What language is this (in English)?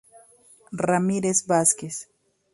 Spanish